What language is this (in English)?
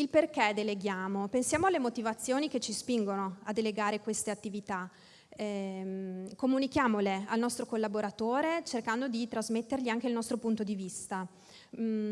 Italian